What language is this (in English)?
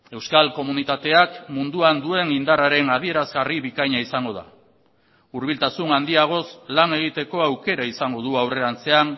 Basque